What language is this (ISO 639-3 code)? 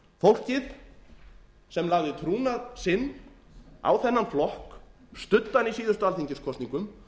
isl